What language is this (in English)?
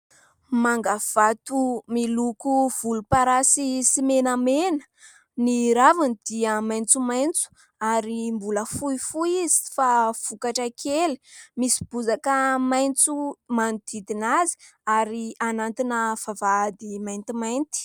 Malagasy